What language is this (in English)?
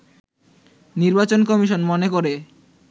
Bangla